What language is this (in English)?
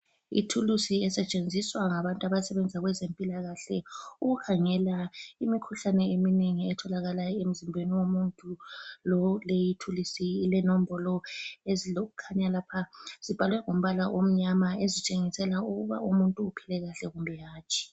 North Ndebele